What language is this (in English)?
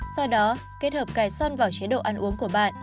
Vietnamese